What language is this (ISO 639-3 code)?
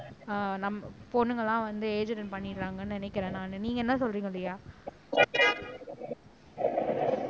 tam